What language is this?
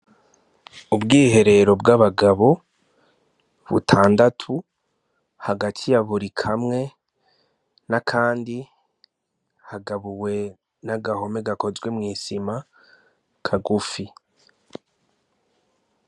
Rundi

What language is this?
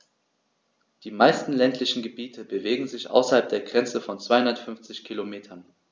German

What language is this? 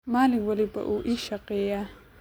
Somali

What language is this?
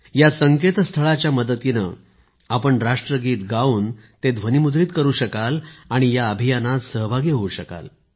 Marathi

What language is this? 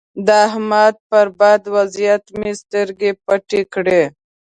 Pashto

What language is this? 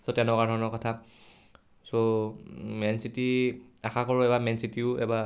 Assamese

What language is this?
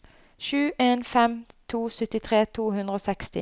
Norwegian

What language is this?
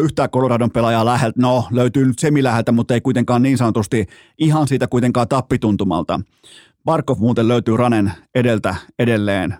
Finnish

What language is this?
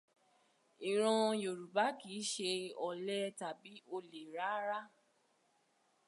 Yoruba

